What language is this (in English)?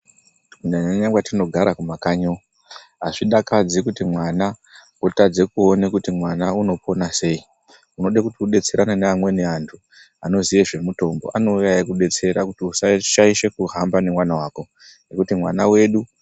Ndau